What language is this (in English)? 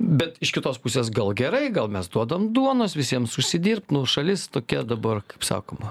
Lithuanian